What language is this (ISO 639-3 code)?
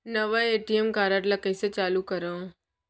hne